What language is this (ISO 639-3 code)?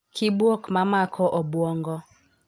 luo